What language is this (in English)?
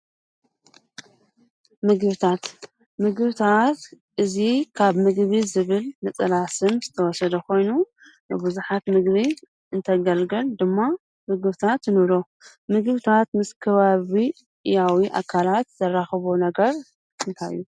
Tigrinya